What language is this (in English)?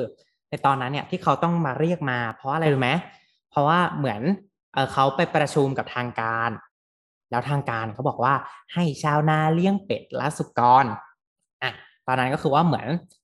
Thai